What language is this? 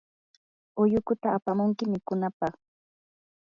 Yanahuanca Pasco Quechua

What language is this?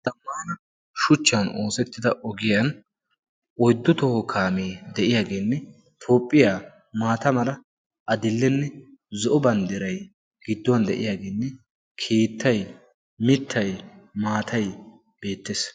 Wolaytta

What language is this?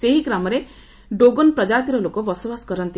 Odia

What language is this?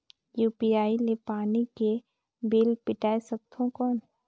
Chhattisgarhi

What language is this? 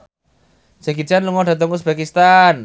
Javanese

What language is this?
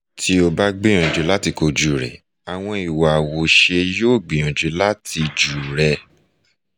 Yoruba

